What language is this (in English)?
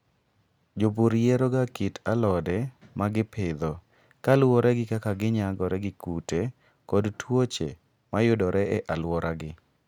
Luo (Kenya and Tanzania)